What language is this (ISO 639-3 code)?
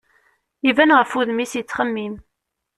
kab